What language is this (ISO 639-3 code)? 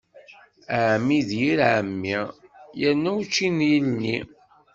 kab